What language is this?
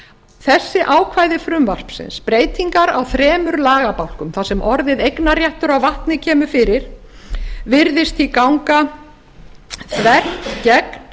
Icelandic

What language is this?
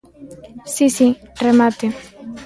Galician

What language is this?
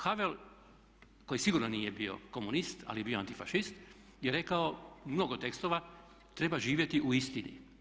Croatian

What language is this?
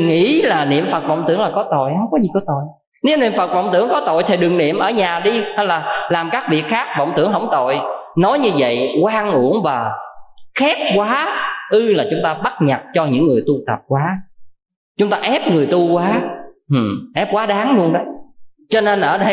Vietnamese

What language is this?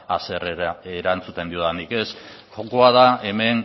Basque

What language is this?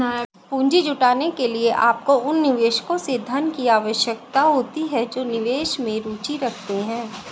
Hindi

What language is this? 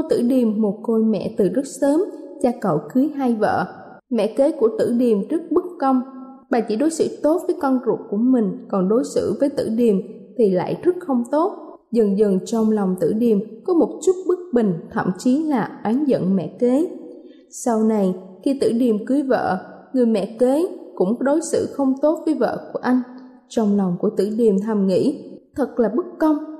Vietnamese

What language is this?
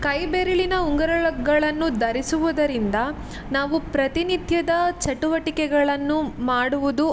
Kannada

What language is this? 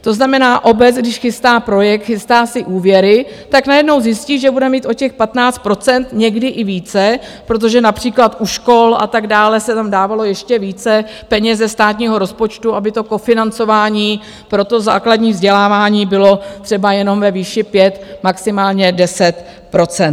Czech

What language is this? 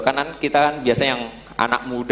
Indonesian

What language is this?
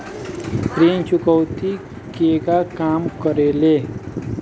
Bhojpuri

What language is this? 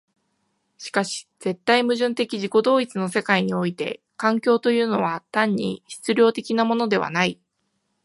Japanese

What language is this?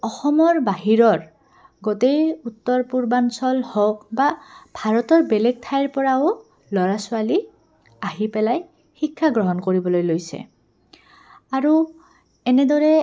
Assamese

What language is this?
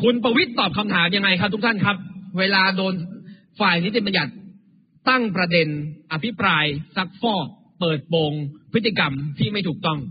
Thai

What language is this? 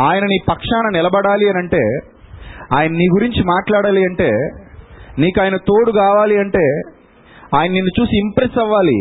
Telugu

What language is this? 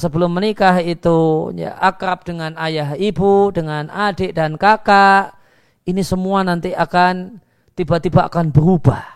Indonesian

